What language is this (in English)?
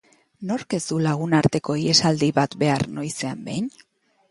Basque